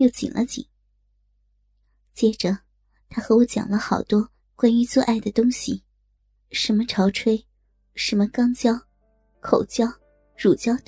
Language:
Chinese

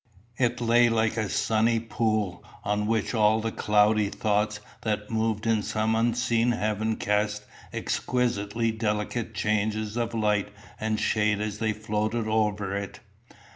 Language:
English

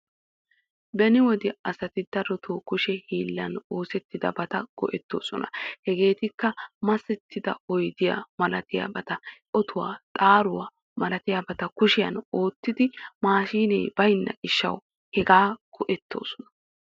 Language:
Wolaytta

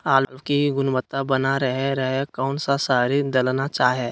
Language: Magahi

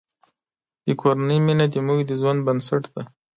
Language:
Pashto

